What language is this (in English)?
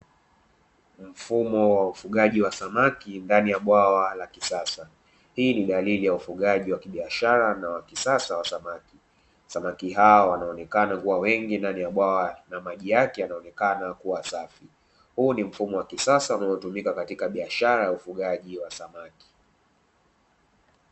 Swahili